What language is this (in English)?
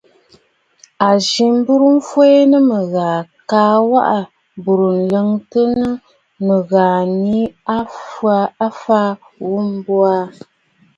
Bafut